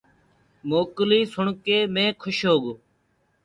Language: Gurgula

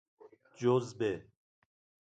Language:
Persian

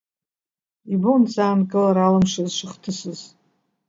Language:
Abkhazian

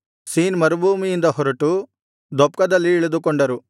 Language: Kannada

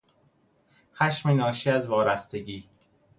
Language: Persian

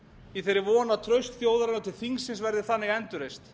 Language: Icelandic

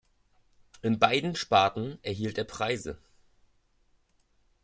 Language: German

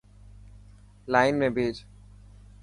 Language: Dhatki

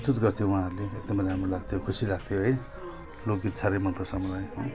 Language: Nepali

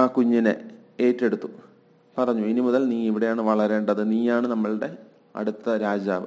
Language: Malayalam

